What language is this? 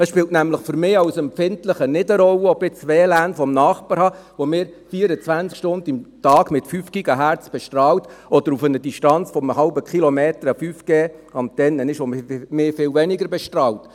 Swiss German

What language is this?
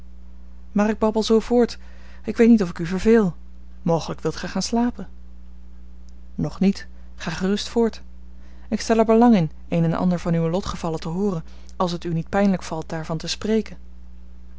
Dutch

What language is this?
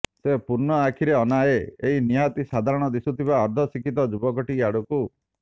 Odia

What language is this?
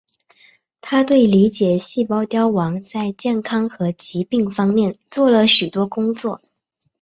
Chinese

